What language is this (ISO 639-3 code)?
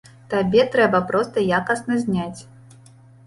bel